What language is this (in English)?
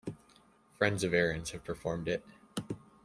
English